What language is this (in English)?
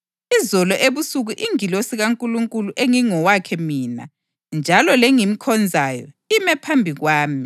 North Ndebele